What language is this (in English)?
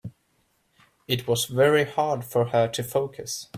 English